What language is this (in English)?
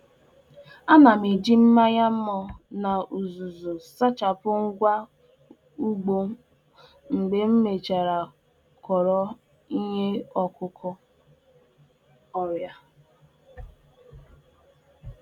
Igbo